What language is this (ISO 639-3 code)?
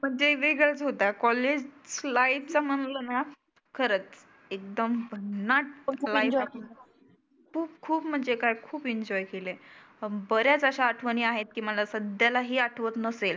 mar